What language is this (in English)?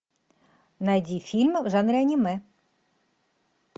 Russian